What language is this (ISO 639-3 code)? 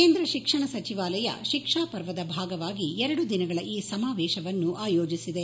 kan